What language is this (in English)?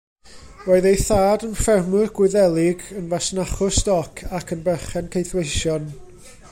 Welsh